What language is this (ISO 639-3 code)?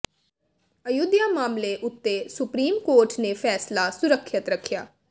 pan